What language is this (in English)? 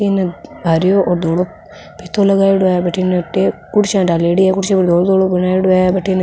Rajasthani